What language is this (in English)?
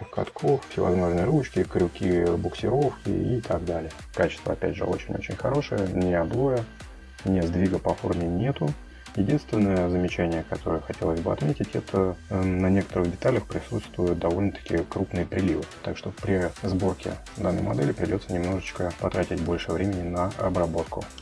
Russian